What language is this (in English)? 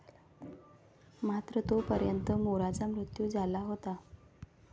Marathi